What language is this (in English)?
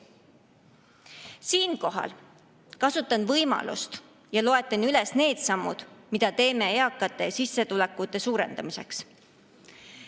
Estonian